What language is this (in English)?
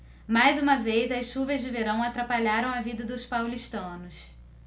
Portuguese